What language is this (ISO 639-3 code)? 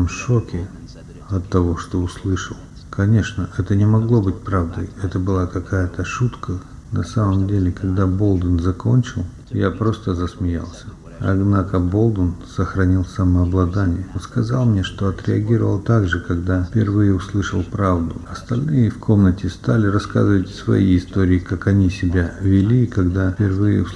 rus